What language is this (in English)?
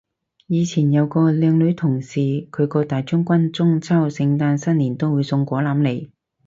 Cantonese